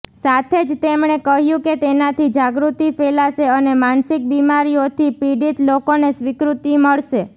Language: Gujarati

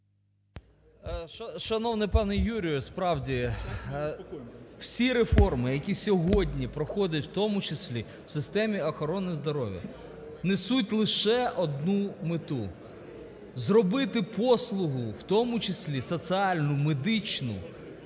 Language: Ukrainian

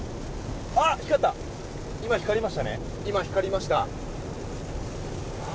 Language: Japanese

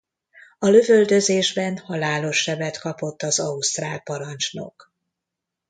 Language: Hungarian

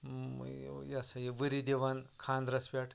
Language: Kashmiri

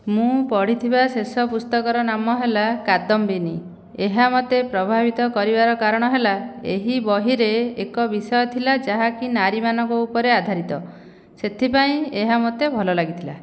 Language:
Odia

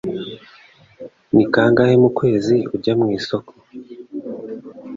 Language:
Kinyarwanda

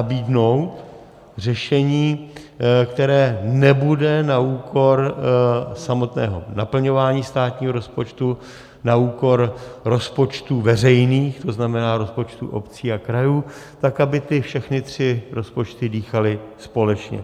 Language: Czech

